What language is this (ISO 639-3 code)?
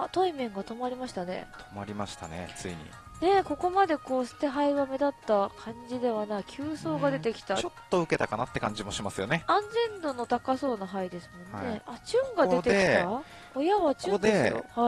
jpn